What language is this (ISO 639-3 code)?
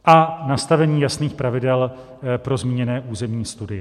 ces